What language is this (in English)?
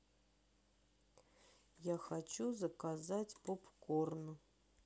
Russian